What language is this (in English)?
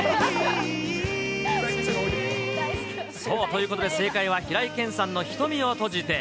Japanese